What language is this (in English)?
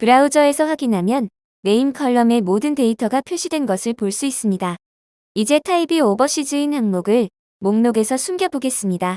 Korean